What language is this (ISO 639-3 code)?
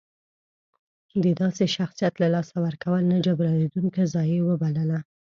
pus